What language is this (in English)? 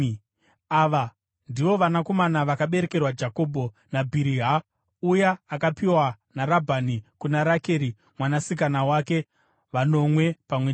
Shona